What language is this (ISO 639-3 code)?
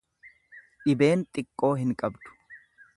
orm